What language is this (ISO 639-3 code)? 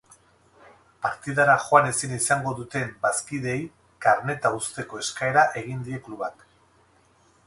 eus